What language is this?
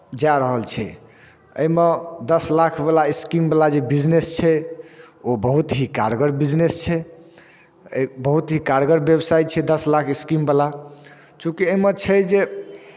Maithili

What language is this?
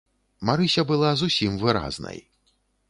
Belarusian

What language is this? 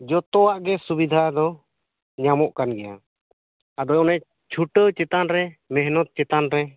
Santali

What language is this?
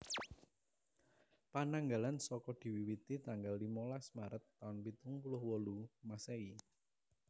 Javanese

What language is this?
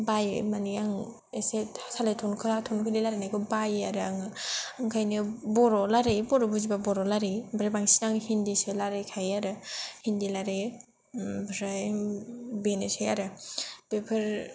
Bodo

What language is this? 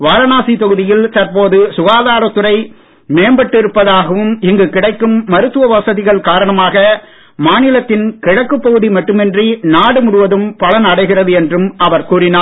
Tamil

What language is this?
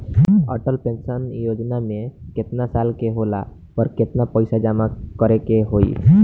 Bhojpuri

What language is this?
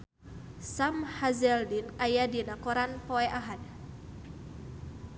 Sundanese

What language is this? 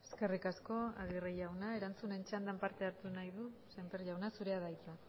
Basque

